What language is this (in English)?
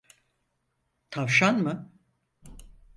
Turkish